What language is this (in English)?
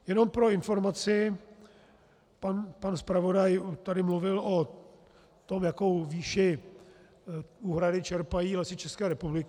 Czech